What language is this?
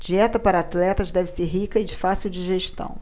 Portuguese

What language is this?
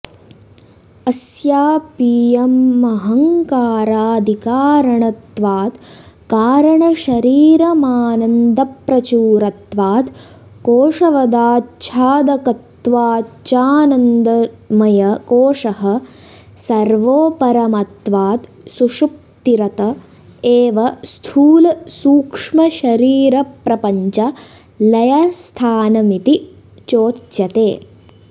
Sanskrit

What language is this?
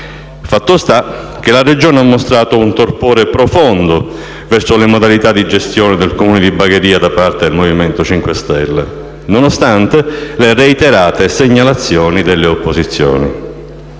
Italian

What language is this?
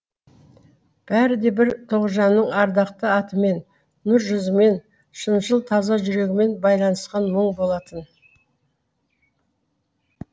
Kazakh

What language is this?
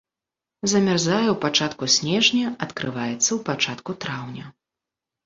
Belarusian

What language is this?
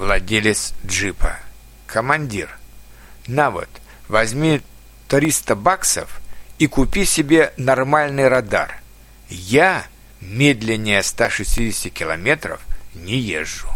Russian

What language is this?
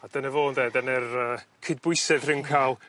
Welsh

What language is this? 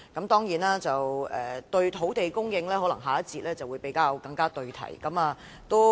Cantonese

